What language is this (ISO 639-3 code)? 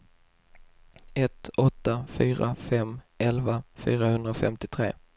swe